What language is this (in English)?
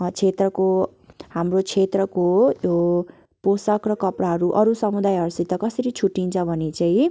Nepali